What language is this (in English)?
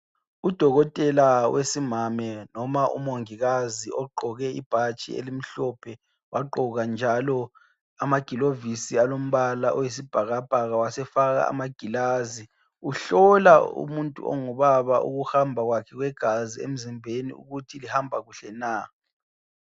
North Ndebele